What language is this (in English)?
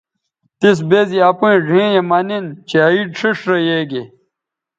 Bateri